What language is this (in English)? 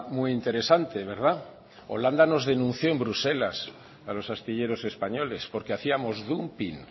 Spanish